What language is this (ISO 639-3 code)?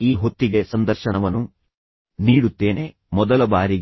kan